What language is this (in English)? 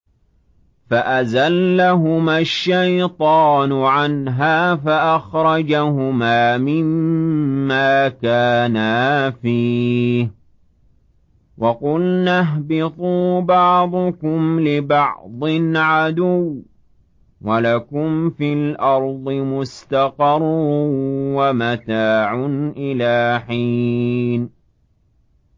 Arabic